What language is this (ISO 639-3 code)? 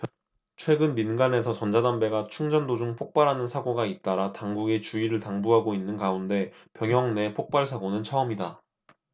kor